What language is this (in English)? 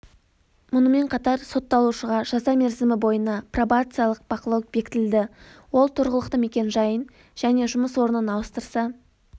Kazakh